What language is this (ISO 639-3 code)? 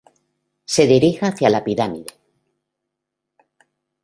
spa